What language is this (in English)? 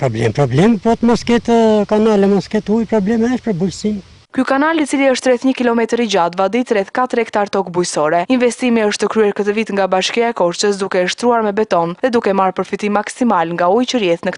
Romanian